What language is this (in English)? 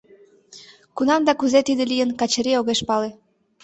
Mari